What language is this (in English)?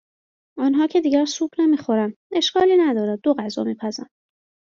Persian